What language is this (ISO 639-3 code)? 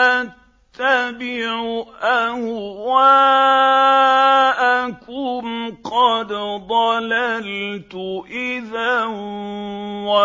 ara